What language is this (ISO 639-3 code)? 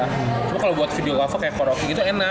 ind